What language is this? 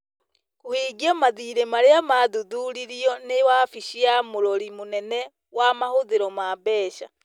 Kikuyu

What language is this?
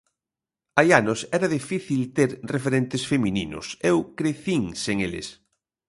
Galician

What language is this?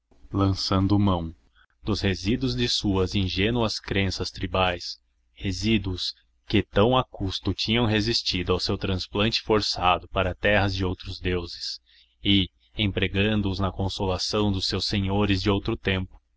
Portuguese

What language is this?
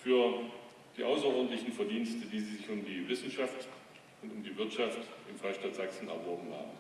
German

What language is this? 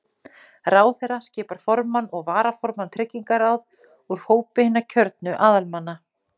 Icelandic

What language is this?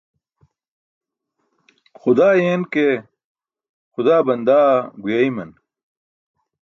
Burushaski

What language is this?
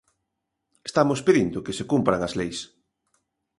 Galician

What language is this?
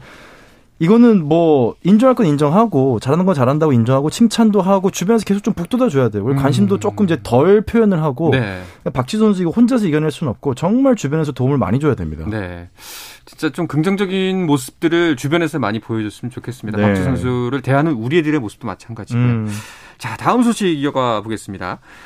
Korean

